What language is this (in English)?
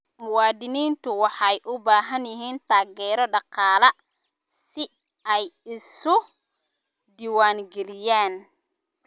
Somali